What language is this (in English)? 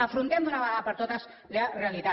Catalan